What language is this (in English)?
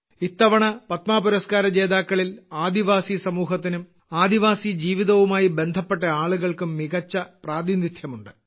Malayalam